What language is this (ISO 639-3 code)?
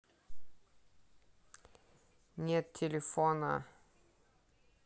rus